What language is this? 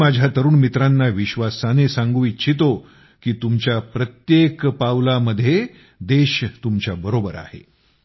Marathi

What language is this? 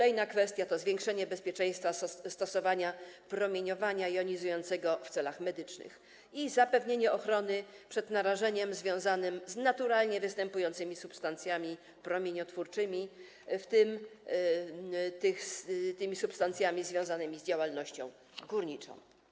Polish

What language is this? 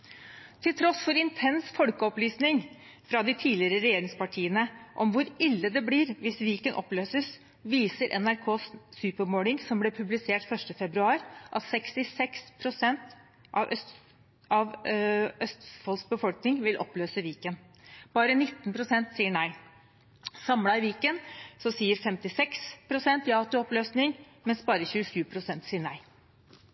Norwegian Bokmål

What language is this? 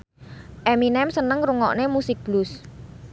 Javanese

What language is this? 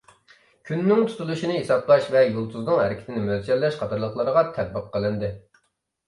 Uyghur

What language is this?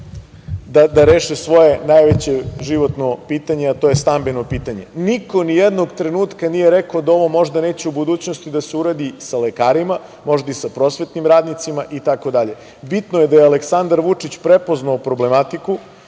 Serbian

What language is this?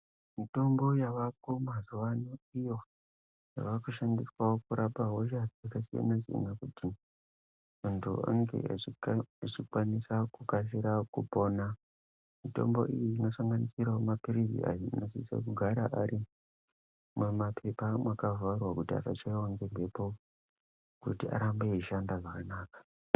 Ndau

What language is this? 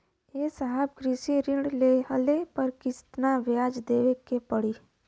Bhojpuri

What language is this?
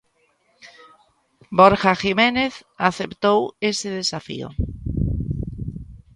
Galician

